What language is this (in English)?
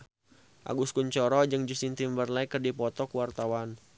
Sundanese